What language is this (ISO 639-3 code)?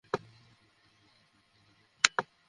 ben